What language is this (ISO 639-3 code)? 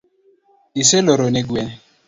luo